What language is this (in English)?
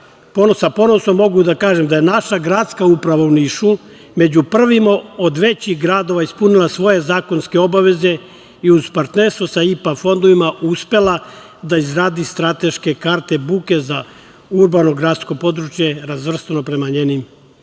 Serbian